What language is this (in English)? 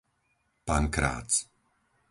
Slovak